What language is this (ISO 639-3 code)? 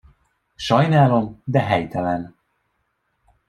hun